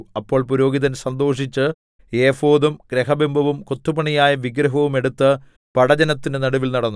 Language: Malayalam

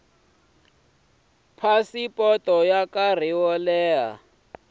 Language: Tsonga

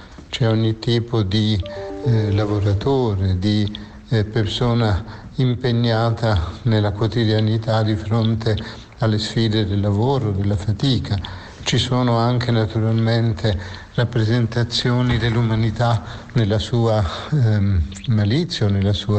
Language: Italian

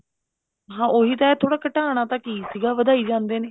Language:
Punjabi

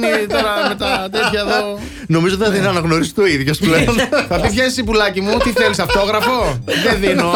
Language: Greek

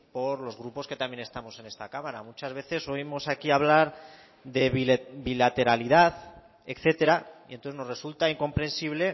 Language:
Spanish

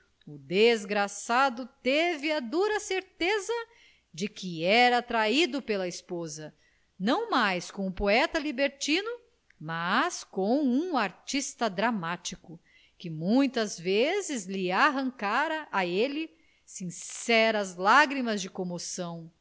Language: Portuguese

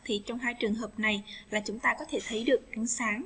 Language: Vietnamese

